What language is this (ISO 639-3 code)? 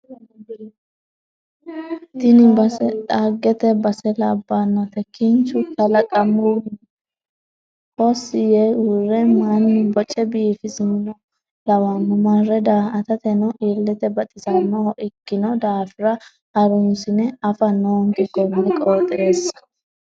sid